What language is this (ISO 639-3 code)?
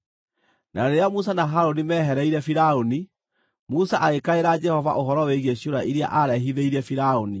kik